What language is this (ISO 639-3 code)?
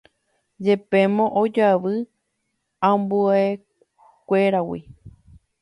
grn